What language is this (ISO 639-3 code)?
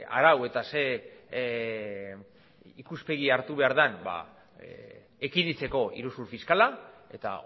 eus